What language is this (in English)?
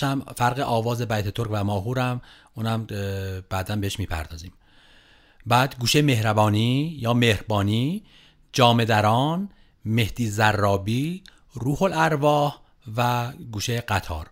Persian